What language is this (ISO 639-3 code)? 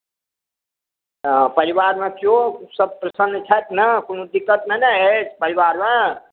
mai